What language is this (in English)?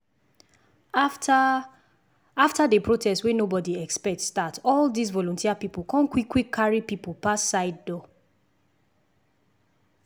Nigerian Pidgin